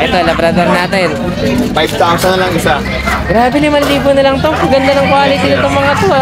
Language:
Filipino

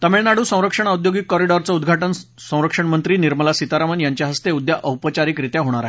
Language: Marathi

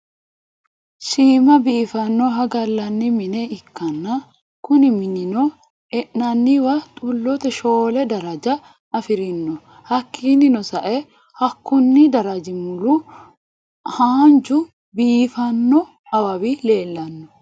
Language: Sidamo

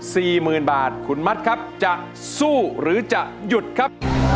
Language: Thai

